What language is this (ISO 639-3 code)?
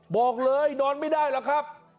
tha